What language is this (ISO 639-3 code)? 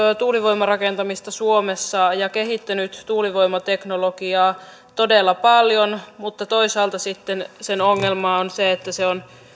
fin